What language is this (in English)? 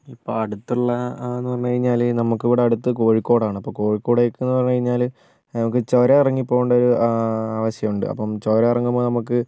Malayalam